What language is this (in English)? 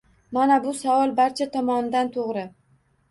Uzbek